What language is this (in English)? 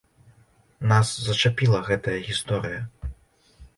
Belarusian